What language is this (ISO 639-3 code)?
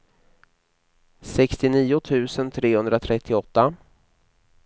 swe